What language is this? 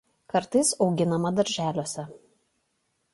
Lithuanian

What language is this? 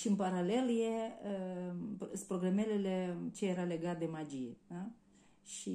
Romanian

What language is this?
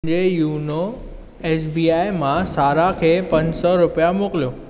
Sindhi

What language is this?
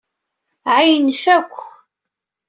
Kabyle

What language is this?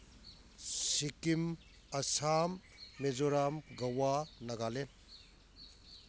Manipuri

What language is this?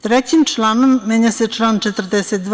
Serbian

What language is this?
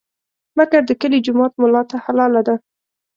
Pashto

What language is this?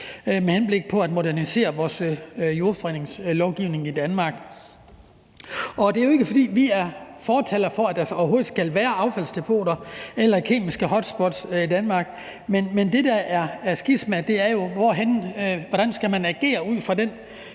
Danish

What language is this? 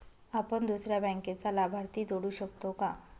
Marathi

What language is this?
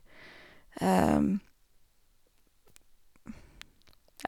Norwegian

